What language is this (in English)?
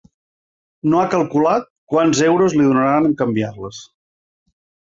Catalan